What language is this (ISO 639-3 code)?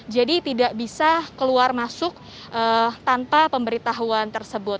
ind